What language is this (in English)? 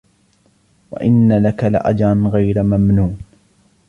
Arabic